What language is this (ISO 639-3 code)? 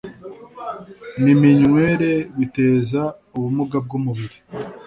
kin